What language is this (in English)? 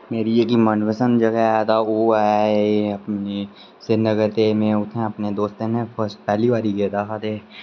Dogri